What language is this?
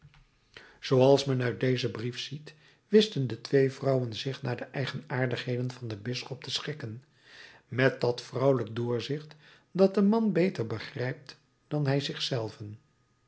Dutch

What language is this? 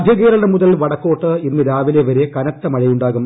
Malayalam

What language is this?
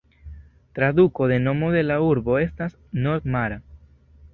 Esperanto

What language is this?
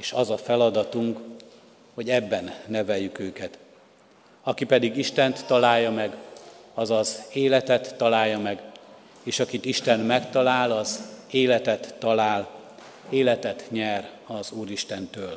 Hungarian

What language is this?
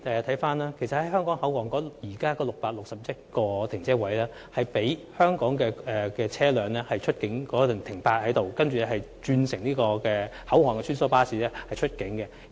Cantonese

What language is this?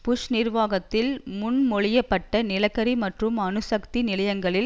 Tamil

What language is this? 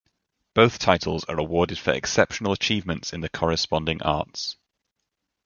English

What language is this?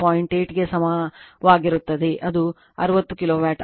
Kannada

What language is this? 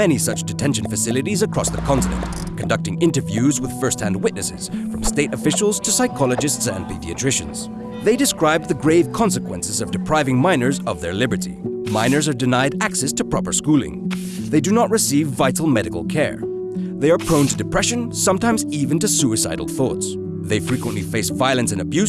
English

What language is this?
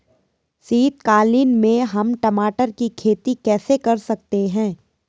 Hindi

